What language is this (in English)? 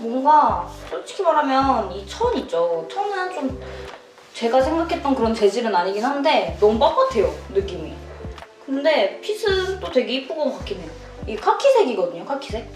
Korean